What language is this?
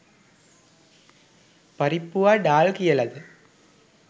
Sinhala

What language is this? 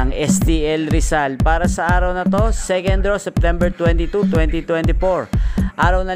Filipino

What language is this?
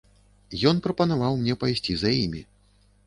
Belarusian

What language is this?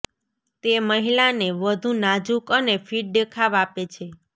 Gujarati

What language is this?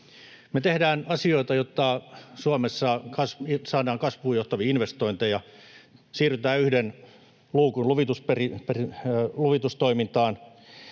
Finnish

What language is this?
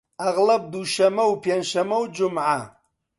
Central Kurdish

